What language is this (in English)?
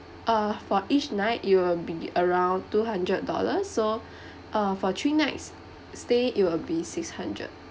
English